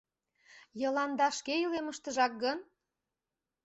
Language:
Mari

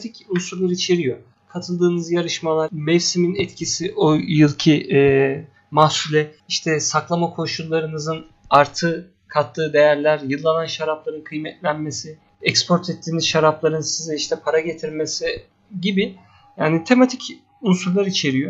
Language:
Turkish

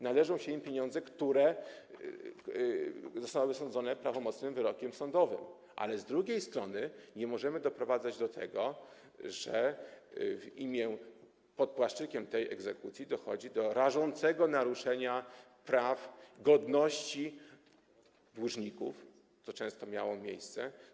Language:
Polish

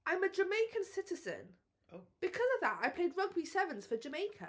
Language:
Welsh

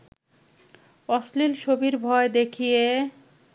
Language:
Bangla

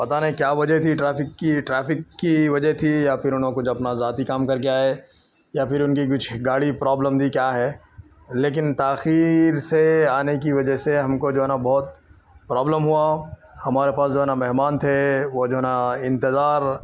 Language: Urdu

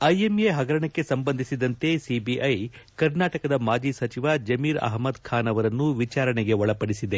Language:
Kannada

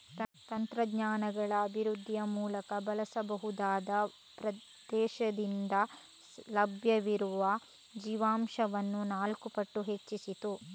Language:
Kannada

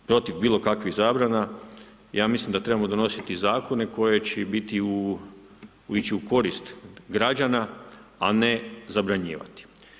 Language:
Croatian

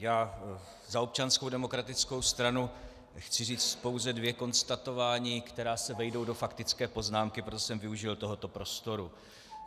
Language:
Czech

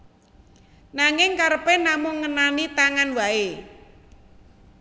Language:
Javanese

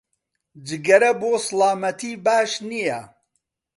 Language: Central Kurdish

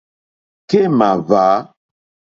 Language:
Mokpwe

